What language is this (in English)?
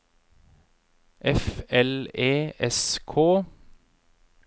Norwegian